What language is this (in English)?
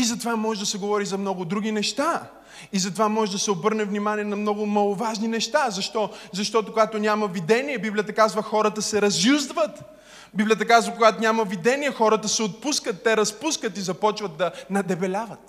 Bulgarian